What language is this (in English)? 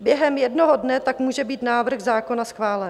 Czech